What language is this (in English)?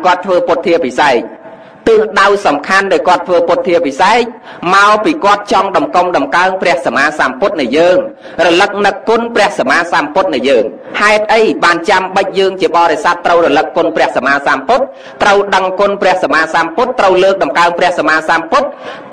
Thai